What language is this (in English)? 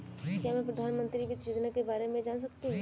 Hindi